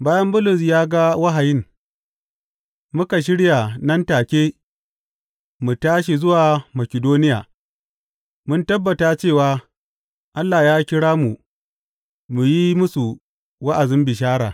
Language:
Hausa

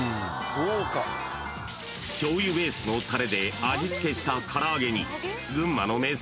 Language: Japanese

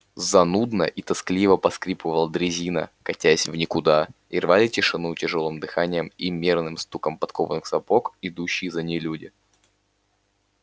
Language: Russian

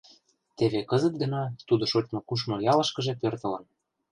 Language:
Mari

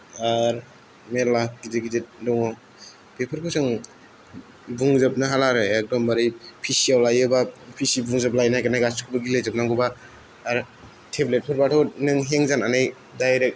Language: Bodo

